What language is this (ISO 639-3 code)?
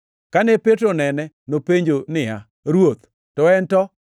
luo